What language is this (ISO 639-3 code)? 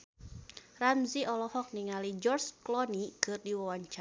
sun